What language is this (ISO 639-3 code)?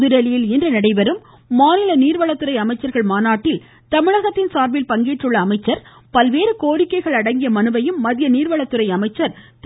tam